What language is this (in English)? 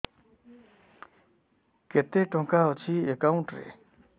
Odia